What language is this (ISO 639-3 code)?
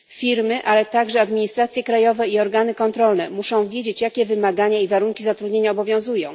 pol